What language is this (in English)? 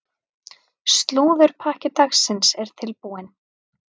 Icelandic